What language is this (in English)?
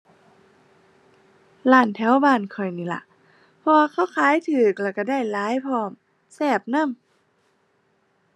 Thai